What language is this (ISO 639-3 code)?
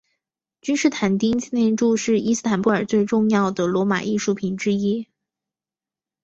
zho